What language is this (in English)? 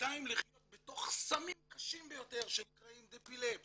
Hebrew